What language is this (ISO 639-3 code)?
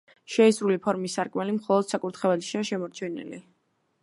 kat